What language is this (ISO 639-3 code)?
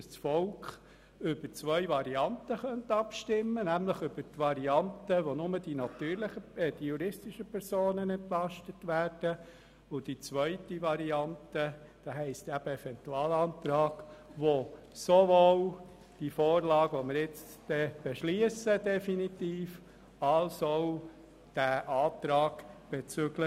gsw